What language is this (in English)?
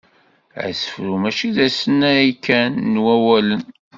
Kabyle